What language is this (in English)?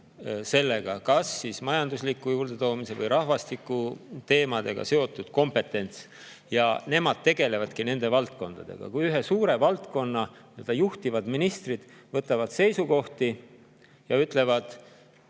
Estonian